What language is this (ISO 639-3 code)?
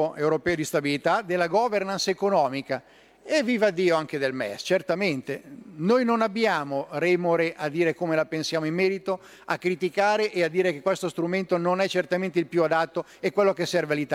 ita